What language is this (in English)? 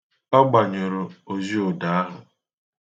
Igbo